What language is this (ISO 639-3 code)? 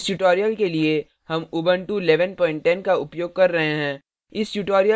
hin